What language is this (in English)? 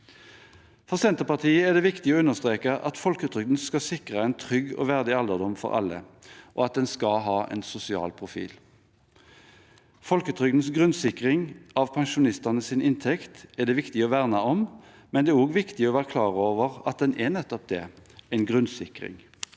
Norwegian